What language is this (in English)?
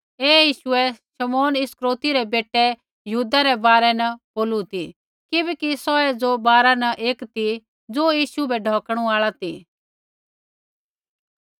Kullu Pahari